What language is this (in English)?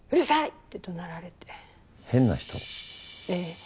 Japanese